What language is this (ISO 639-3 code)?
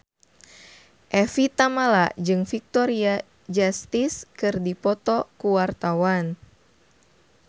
sun